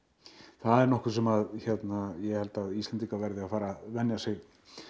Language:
Icelandic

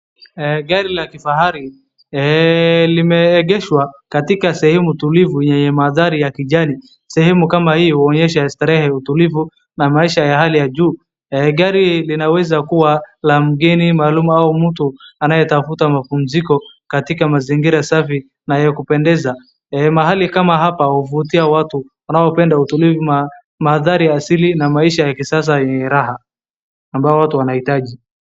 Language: Swahili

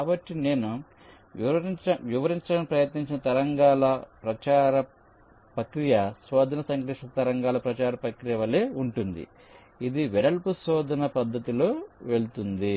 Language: Telugu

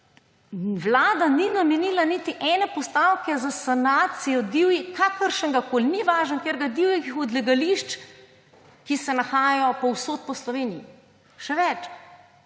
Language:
Slovenian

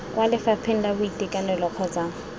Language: Tswana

